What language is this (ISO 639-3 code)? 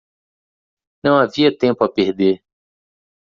por